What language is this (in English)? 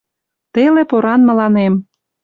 Mari